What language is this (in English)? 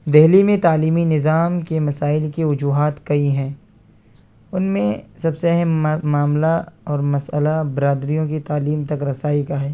Urdu